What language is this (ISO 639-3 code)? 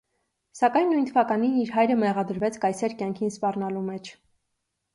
hye